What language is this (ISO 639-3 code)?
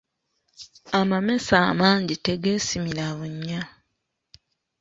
lug